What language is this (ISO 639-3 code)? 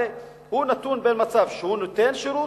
heb